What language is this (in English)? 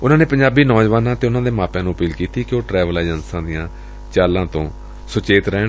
Punjabi